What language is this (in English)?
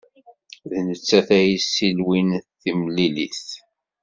Kabyle